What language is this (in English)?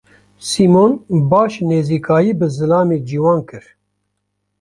Kurdish